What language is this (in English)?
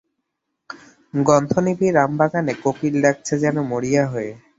Bangla